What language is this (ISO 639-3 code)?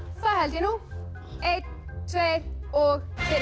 isl